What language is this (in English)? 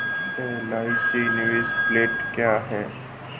Hindi